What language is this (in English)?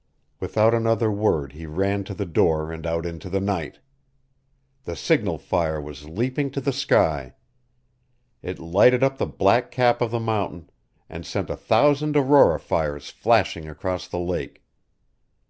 English